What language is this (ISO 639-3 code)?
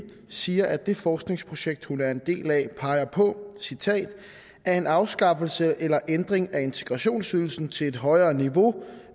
dan